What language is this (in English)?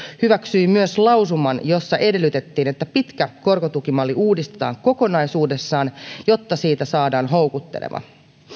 Finnish